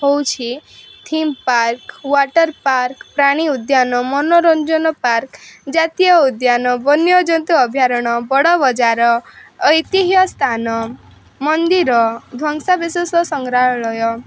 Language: Odia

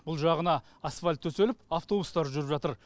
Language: Kazakh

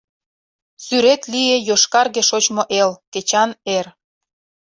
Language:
Mari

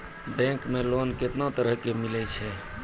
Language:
Maithili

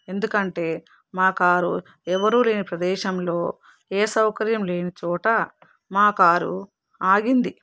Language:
Telugu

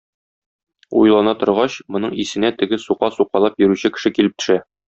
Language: Tatar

